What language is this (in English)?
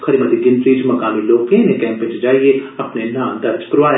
Dogri